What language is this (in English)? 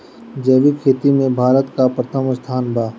Bhojpuri